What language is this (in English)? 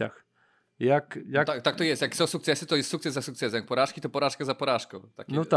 Polish